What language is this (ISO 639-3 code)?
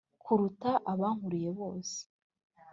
kin